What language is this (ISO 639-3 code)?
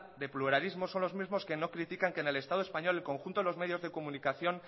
spa